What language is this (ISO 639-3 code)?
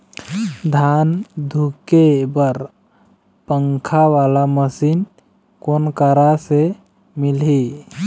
hne